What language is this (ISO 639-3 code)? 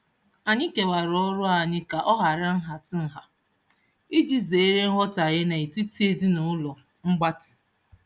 ibo